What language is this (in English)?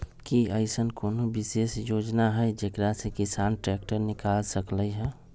Magahi